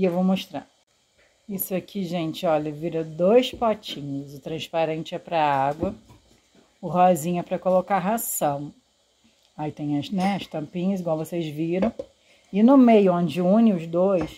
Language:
Portuguese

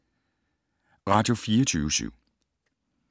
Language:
Danish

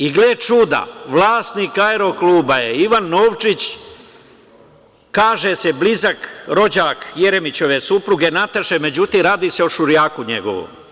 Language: Serbian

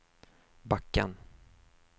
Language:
Swedish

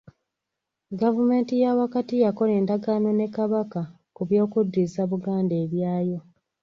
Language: Ganda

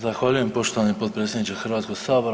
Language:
Croatian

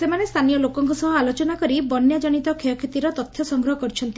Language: Odia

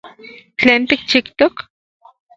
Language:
Central Puebla Nahuatl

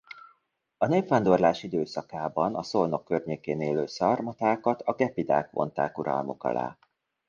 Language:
Hungarian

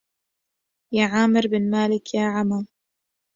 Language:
Arabic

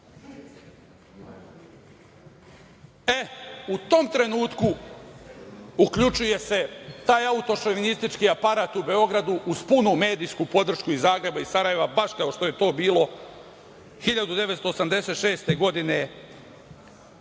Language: Serbian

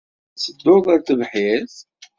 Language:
Kabyle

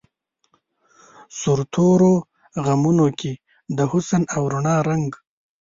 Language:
Pashto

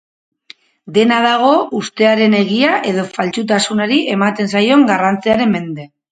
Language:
Basque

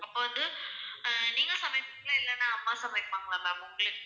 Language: Tamil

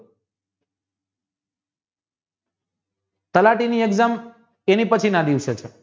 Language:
Gujarati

